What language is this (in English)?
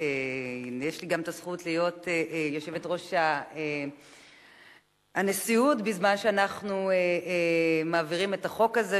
Hebrew